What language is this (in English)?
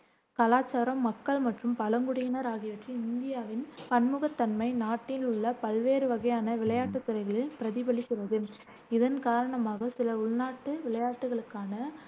Tamil